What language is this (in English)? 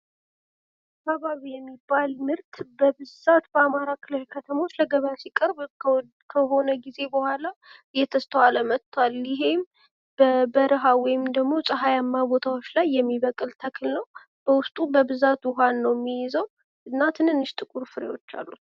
Amharic